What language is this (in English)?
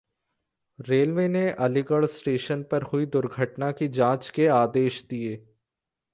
Hindi